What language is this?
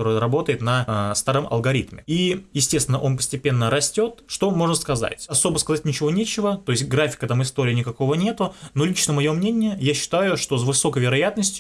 Russian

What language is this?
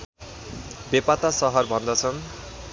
Nepali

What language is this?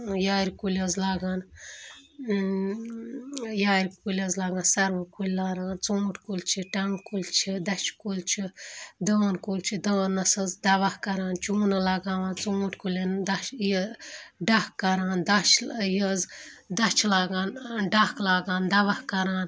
Kashmiri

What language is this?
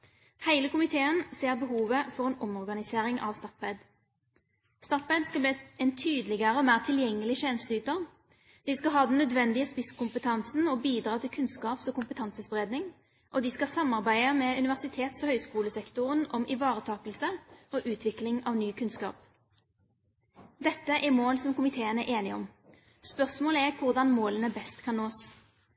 Norwegian Bokmål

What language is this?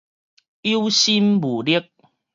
Min Nan Chinese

